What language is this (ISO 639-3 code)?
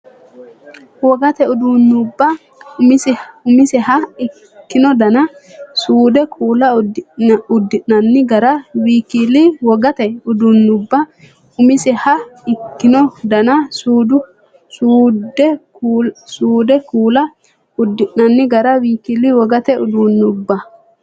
sid